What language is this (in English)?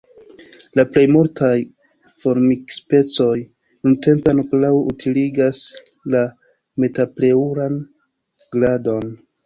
Esperanto